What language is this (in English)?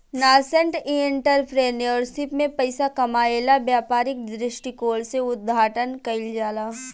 Bhojpuri